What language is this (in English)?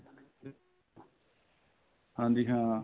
Punjabi